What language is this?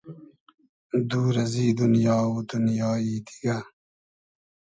Hazaragi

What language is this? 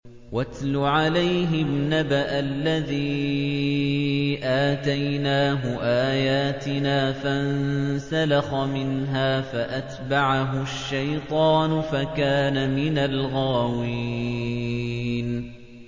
Arabic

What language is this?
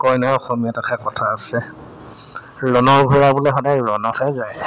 Assamese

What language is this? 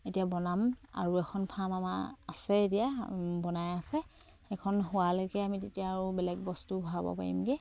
Assamese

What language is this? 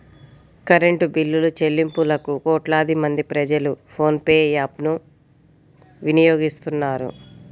Telugu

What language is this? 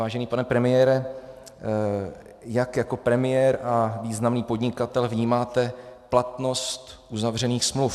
Czech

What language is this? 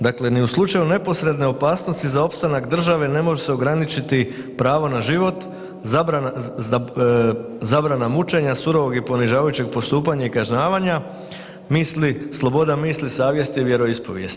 Croatian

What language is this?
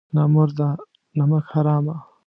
Pashto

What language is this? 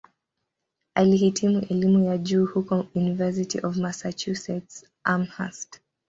Swahili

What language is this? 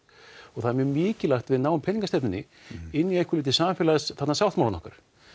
Icelandic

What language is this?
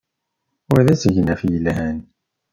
Kabyle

